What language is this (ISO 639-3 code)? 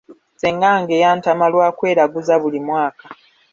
lug